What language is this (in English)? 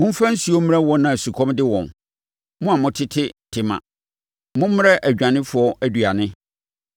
Akan